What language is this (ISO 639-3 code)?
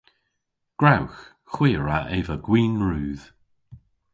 cor